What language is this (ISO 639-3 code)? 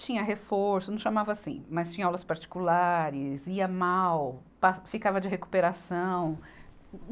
por